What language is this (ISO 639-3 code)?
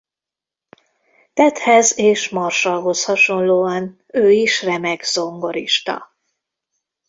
hun